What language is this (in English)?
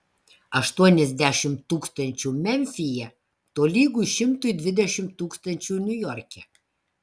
Lithuanian